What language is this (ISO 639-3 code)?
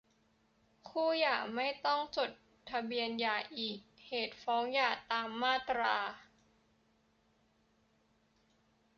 tha